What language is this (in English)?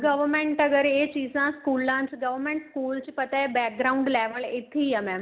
Punjabi